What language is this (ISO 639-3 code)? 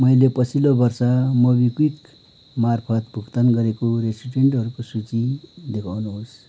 nep